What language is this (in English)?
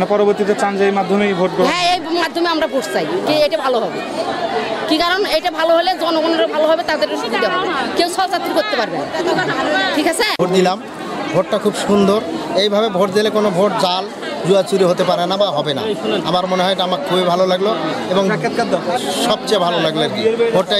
Portuguese